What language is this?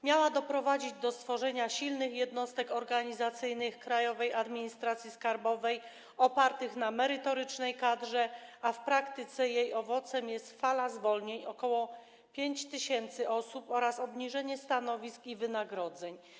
Polish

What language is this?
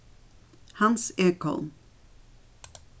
Faroese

